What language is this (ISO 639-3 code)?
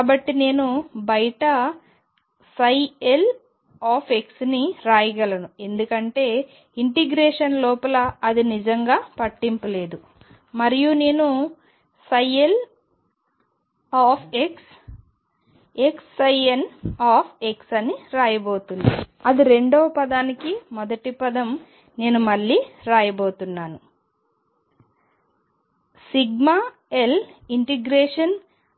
tel